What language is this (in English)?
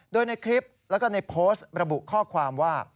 Thai